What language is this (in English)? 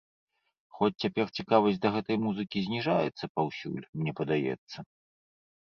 Belarusian